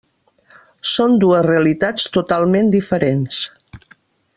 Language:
Catalan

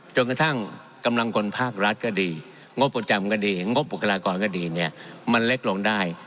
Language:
Thai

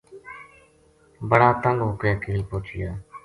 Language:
Gujari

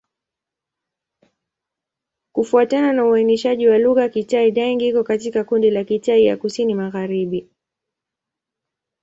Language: Swahili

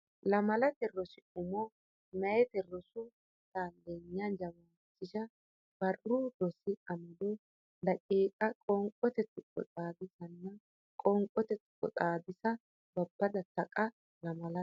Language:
Sidamo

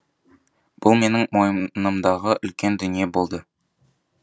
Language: Kazakh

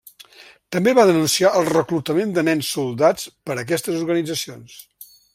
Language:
Catalan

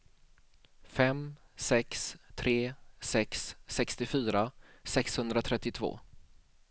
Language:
Swedish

